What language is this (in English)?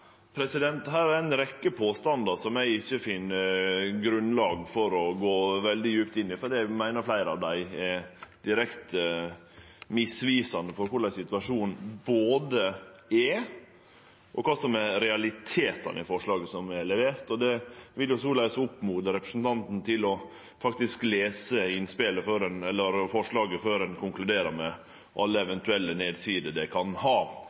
Norwegian